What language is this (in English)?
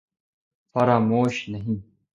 Urdu